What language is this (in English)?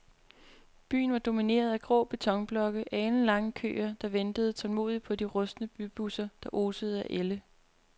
Danish